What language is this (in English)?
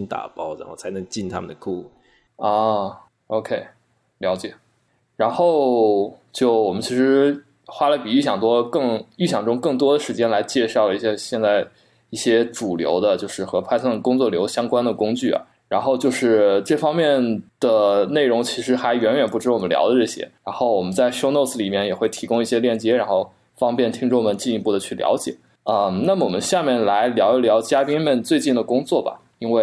Chinese